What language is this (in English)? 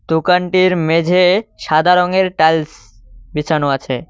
Bangla